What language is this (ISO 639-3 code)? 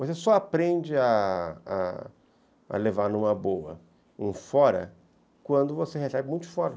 por